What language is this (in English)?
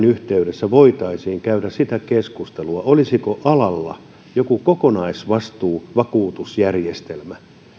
Finnish